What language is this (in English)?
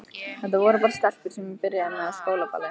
Icelandic